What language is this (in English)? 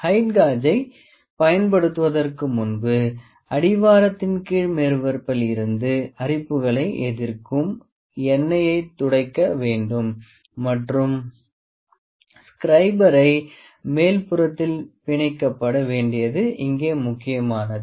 Tamil